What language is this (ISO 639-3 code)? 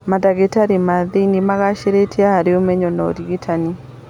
kik